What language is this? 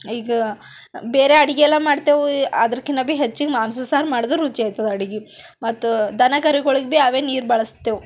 Kannada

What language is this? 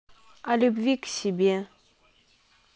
Russian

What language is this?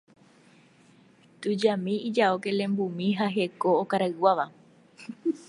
Guarani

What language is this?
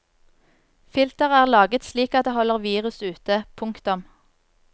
Norwegian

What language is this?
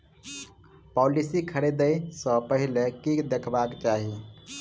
Maithili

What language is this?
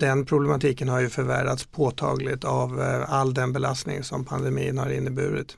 Swedish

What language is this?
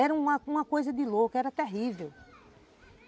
Portuguese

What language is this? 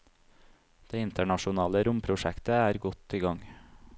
Norwegian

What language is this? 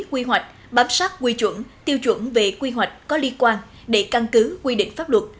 Vietnamese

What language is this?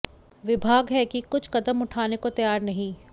Hindi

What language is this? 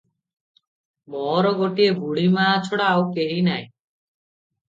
Odia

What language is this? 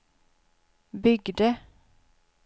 Swedish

